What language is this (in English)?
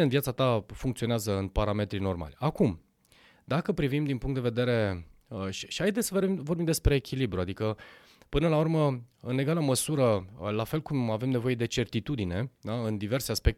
Romanian